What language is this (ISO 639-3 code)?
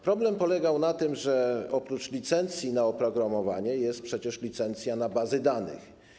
pol